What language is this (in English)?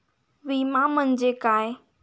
Marathi